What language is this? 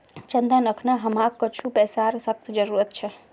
Magahi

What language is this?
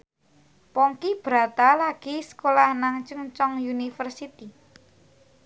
Javanese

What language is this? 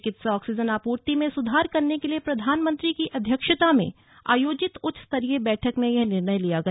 Hindi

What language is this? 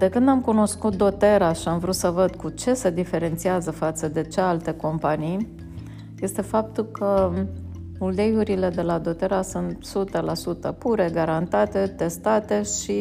Romanian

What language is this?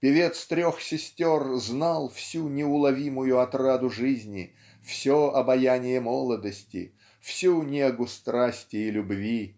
Russian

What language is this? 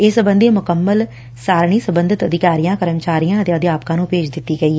Punjabi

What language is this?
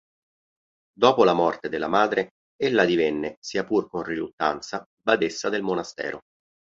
Italian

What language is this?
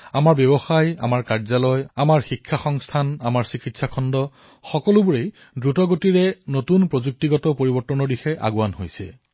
Assamese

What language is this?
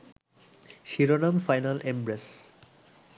Bangla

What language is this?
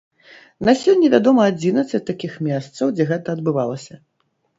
Belarusian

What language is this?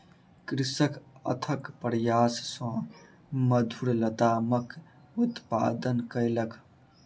Maithili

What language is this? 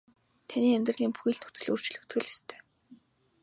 Mongolian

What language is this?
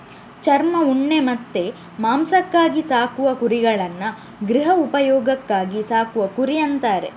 Kannada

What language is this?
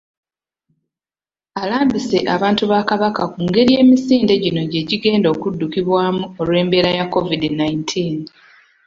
Ganda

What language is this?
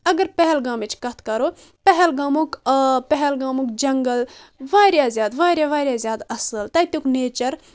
Kashmiri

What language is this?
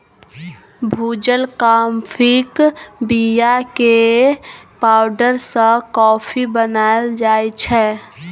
Maithili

